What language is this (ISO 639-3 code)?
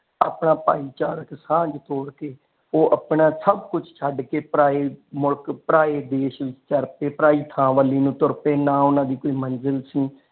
pan